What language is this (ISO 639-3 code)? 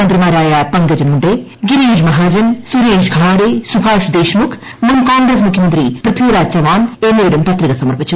mal